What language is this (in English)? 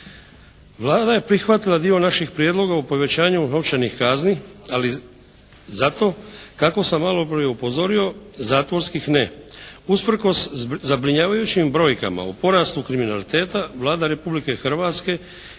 Croatian